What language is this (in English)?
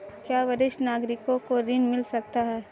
Hindi